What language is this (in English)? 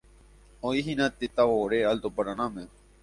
Guarani